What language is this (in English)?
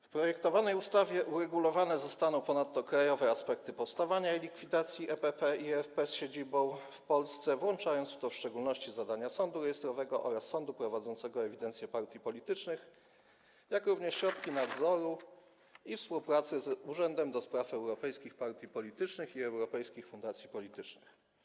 Polish